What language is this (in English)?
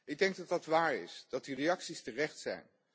Dutch